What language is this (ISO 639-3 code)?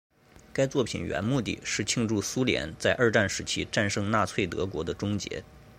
zho